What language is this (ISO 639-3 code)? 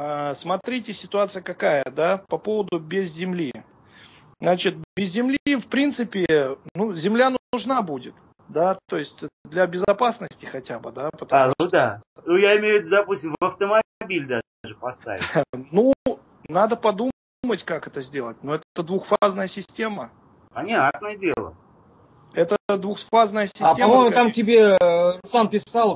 rus